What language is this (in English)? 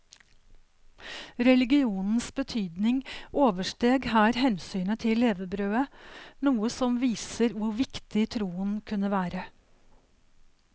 Norwegian